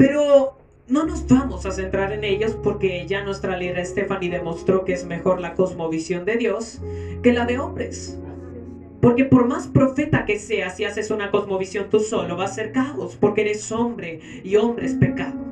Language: Spanish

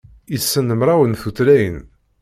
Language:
Kabyle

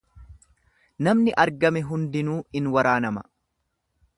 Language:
Oromo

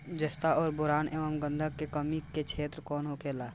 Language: Bhojpuri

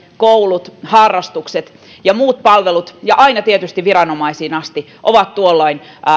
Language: Finnish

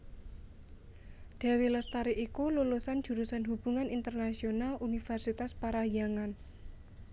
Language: Javanese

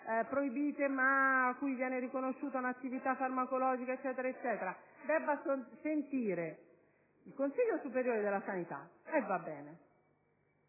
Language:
Italian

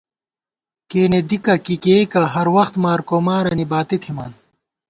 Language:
Gawar-Bati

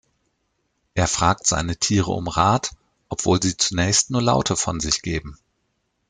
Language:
German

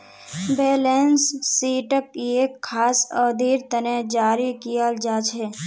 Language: Magahi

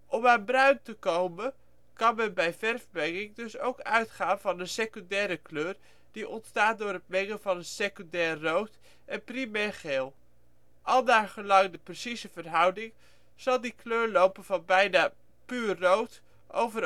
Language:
Dutch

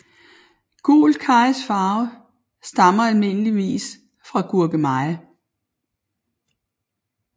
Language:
Danish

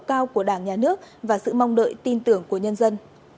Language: Vietnamese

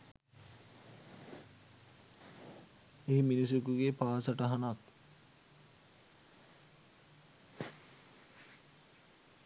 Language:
Sinhala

